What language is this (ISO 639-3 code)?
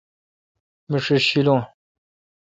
xka